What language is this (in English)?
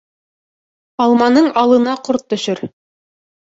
Bashkir